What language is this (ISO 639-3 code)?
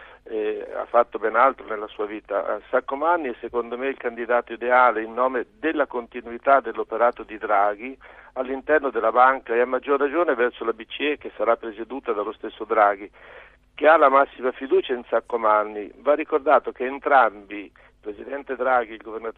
ita